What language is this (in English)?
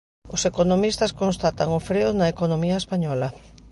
Galician